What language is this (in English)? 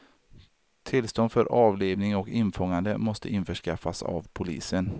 Swedish